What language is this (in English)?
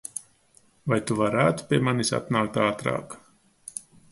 Latvian